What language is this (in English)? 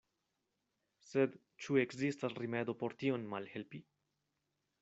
Esperanto